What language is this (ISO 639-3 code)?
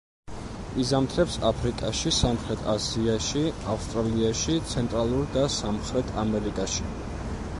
kat